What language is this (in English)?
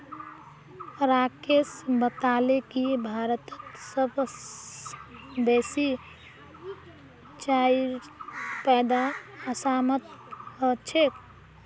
Magahi